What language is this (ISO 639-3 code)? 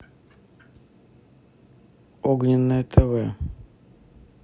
rus